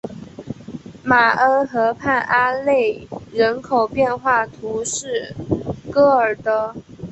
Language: Chinese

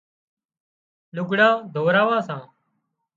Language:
Wadiyara Koli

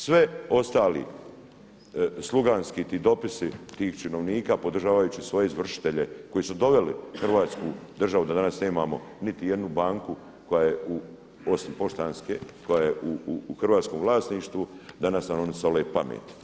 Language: Croatian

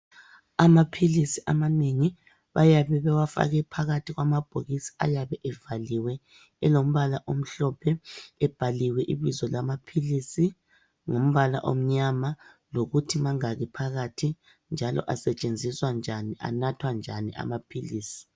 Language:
North Ndebele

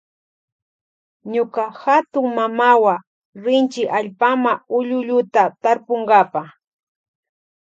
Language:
Loja Highland Quichua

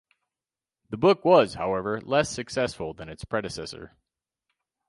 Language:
English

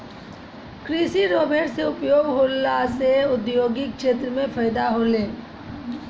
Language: Maithili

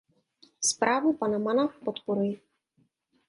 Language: Czech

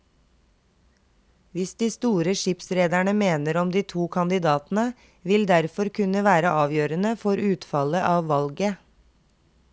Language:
Norwegian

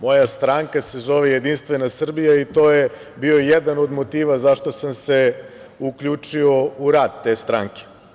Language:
Serbian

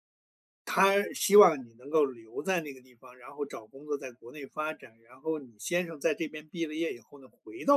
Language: Chinese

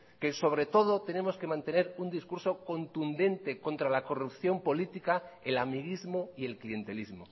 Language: Spanish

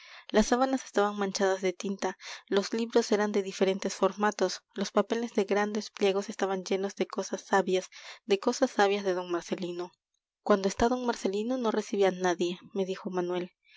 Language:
Spanish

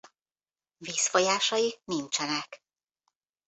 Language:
Hungarian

